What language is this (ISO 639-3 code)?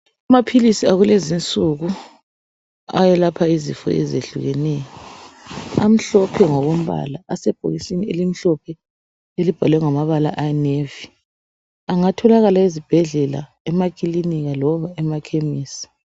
nde